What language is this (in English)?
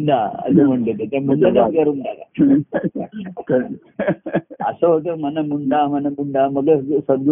Marathi